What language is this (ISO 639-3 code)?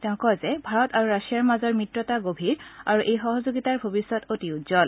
asm